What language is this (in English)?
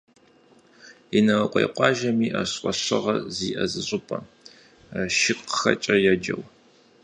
Kabardian